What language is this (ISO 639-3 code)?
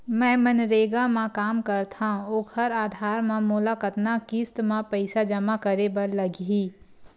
hne